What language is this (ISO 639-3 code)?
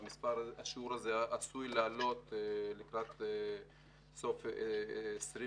heb